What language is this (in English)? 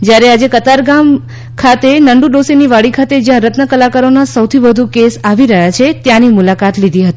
Gujarati